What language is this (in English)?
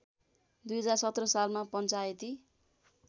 Nepali